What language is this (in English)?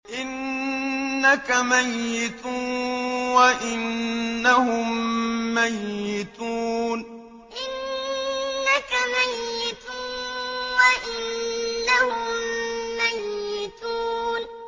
Arabic